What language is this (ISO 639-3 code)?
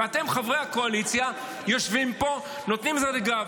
heb